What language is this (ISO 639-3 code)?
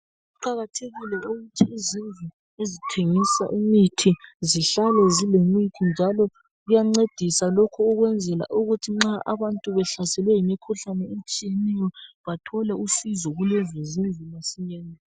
nde